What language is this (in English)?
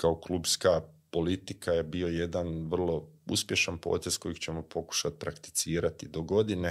Croatian